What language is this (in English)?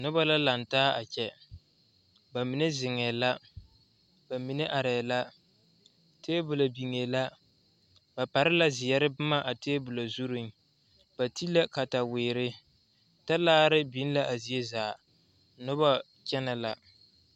Southern Dagaare